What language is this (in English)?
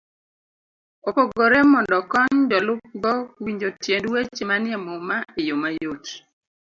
Luo (Kenya and Tanzania)